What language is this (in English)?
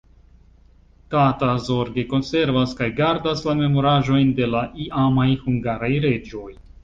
Esperanto